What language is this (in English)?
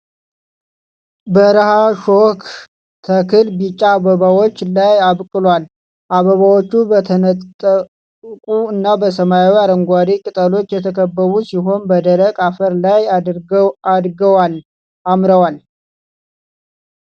Amharic